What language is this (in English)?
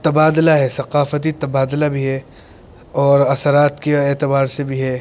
Urdu